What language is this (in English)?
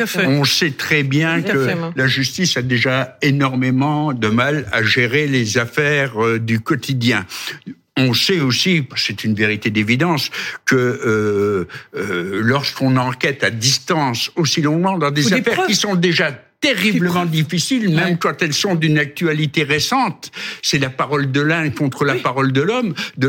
French